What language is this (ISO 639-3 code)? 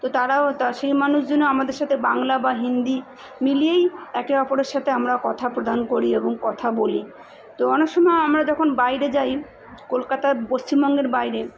ben